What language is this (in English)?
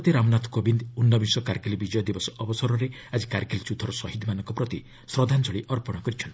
Odia